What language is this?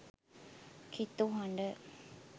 Sinhala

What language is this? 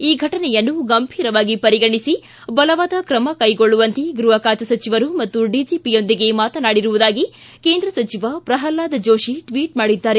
Kannada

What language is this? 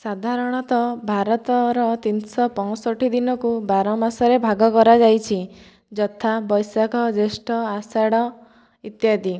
Odia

